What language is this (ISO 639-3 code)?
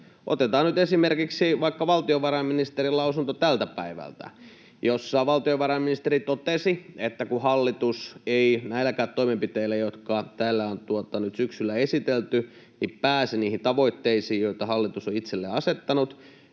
fin